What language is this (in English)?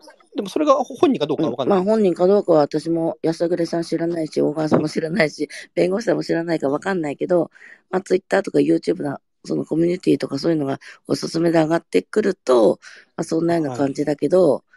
Japanese